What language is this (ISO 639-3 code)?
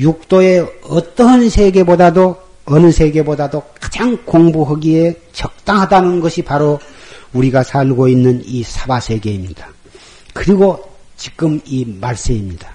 kor